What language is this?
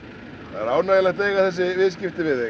Icelandic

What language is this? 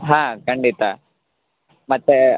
Kannada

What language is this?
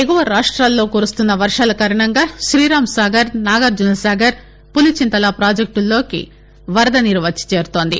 Telugu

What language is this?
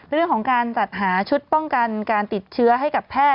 Thai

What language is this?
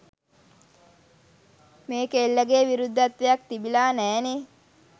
Sinhala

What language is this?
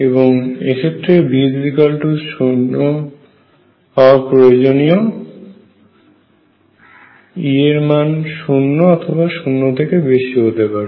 Bangla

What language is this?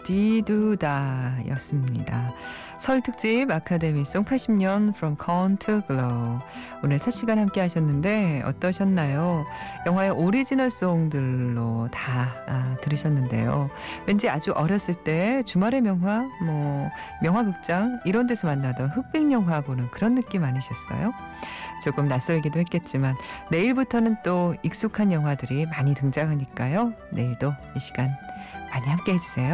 Korean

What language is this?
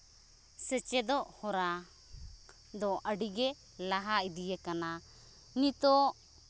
Santali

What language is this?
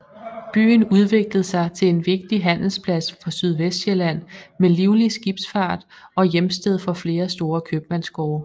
Danish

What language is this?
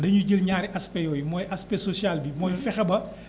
Wolof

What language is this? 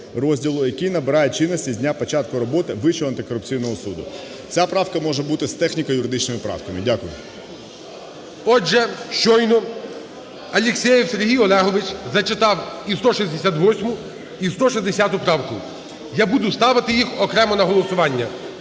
Ukrainian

